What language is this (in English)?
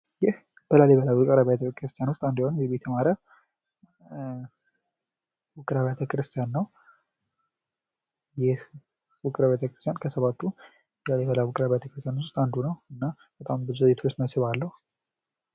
Amharic